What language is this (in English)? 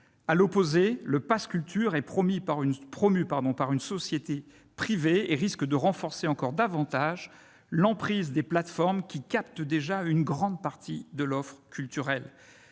French